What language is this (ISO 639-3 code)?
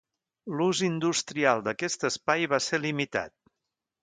cat